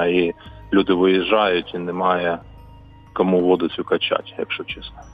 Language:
Ukrainian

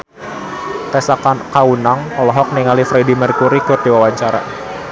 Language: Sundanese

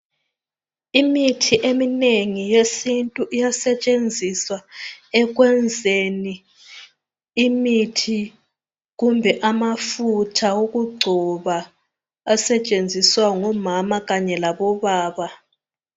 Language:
North Ndebele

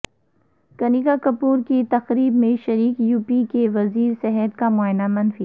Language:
Urdu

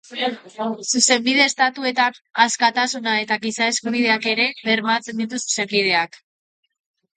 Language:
Basque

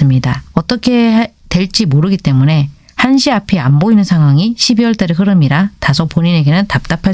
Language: Korean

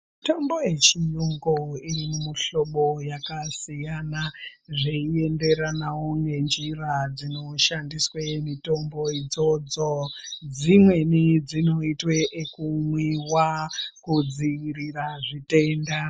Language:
Ndau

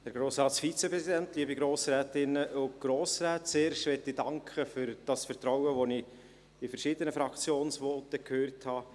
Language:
Swiss German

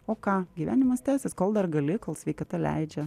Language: Lithuanian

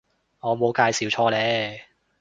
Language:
Cantonese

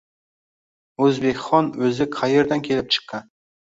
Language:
Uzbek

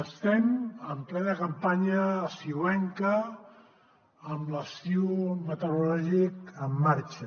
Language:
Catalan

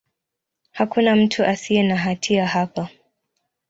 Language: Swahili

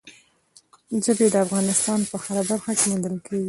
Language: Pashto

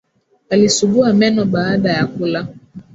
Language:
Swahili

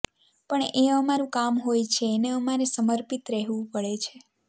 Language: Gujarati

